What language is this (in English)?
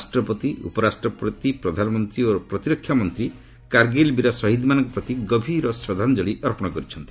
Odia